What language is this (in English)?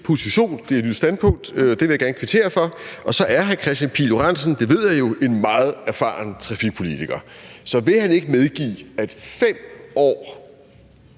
Danish